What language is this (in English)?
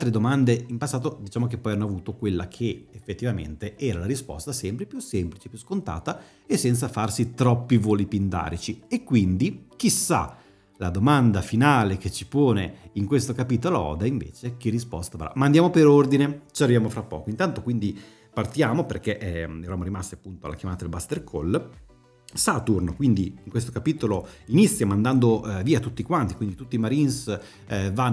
Italian